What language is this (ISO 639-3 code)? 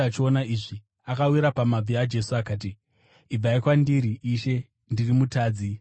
sna